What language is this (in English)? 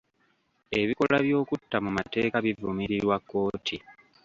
Ganda